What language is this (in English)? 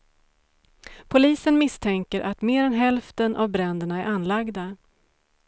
Swedish